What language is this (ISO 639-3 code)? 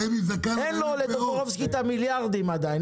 heb